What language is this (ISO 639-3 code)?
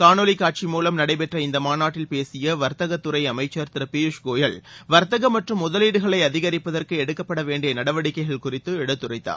tam